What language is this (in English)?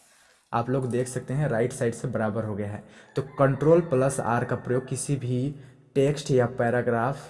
Hindi